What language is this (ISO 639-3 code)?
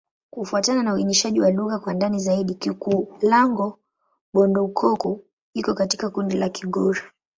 swa